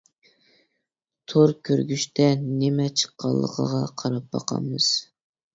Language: Uyghur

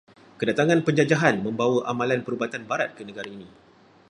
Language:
Malay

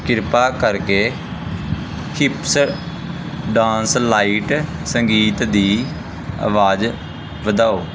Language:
Punjabi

